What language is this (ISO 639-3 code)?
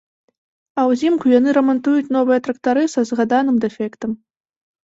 bel